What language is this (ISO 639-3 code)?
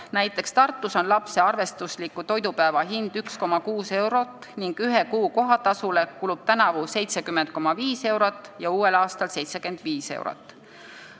est